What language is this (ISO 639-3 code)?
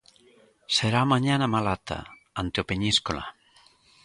glg